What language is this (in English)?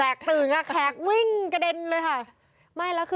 Thai